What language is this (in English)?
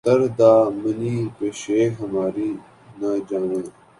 Urdu